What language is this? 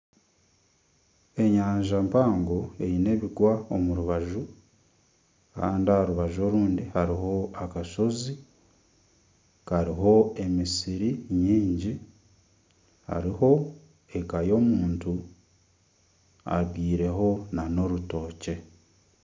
Nyankole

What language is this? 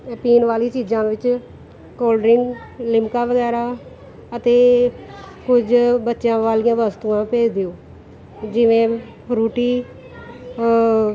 Punjabi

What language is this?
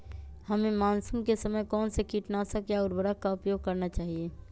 Magahi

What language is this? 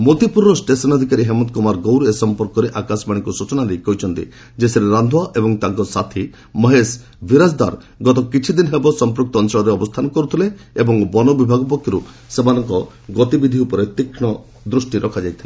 Odia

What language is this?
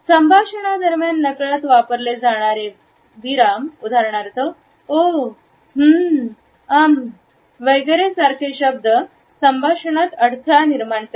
Marathi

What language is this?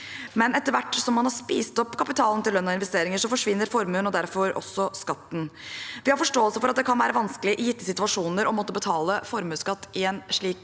Norwegian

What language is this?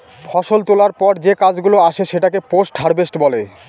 Bangla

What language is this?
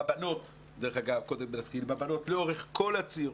Hebrew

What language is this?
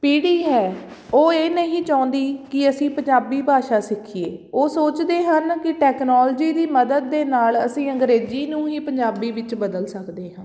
Punjabi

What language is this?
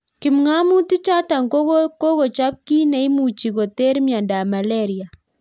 Kalenjin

